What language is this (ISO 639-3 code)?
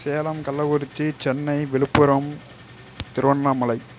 tam